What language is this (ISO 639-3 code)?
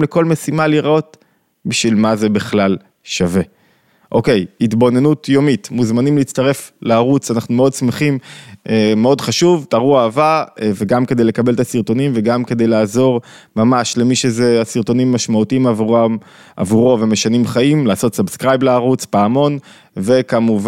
heb